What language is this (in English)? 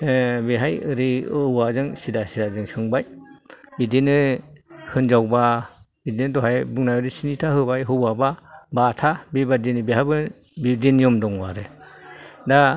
Bodo